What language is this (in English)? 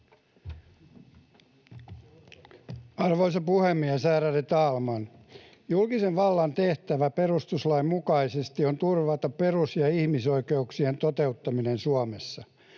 Finnish